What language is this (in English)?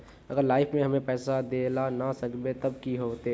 Magahi